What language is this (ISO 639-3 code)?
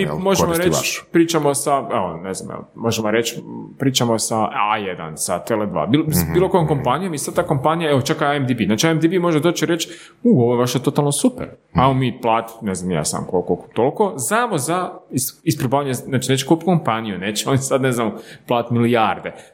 hrv